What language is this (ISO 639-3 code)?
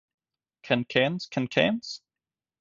eng